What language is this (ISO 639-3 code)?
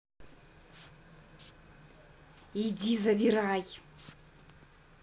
rus